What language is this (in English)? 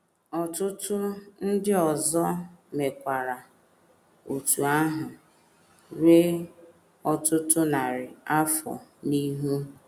Igbo